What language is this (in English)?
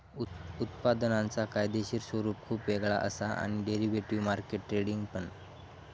Marathi